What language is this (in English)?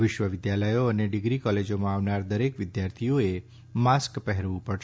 Gujarati